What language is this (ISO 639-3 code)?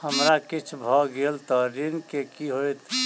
mai